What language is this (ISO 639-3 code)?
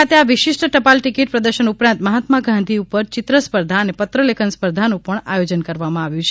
guj